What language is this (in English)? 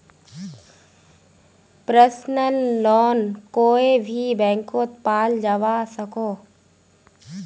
Magahi